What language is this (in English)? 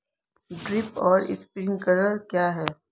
Hindi